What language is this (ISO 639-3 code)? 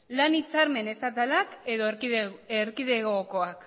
eus